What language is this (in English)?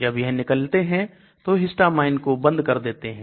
Hindi